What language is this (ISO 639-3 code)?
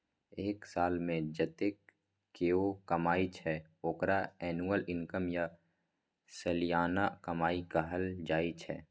mai